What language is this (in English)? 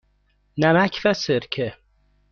Persian